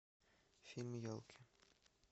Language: Russian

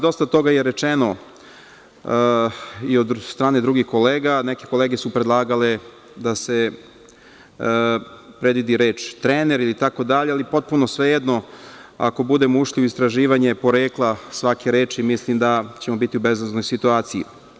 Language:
Serbian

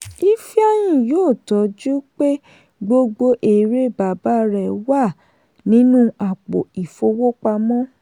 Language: Yoruba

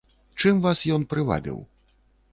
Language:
Belarusian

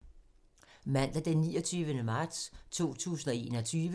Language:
Danish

